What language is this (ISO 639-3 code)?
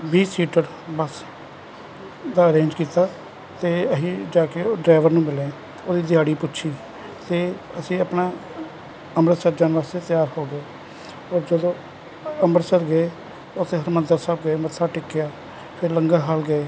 pan